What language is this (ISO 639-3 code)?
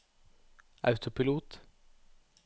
nor